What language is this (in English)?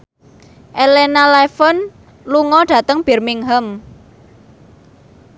Javanese